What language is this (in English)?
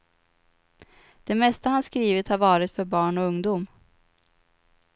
Swedish